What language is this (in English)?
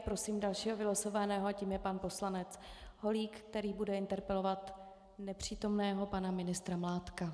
Czech